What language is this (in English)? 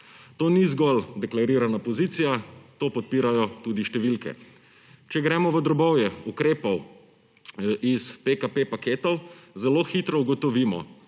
Slovenian